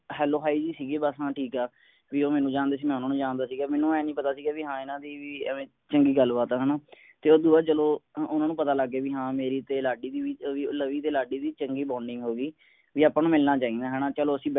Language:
Punjabi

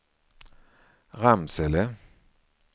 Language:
Swedish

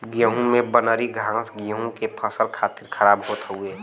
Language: Bhojpuri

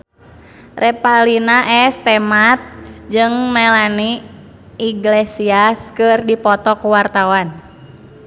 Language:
Sundanese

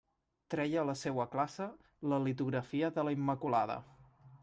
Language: Catalan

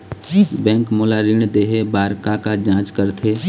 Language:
Chhattisgarhi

